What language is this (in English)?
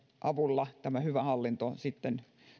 Finnish